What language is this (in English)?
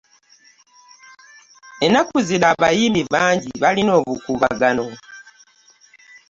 Ganda